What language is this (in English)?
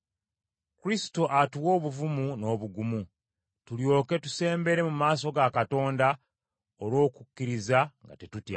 Ganda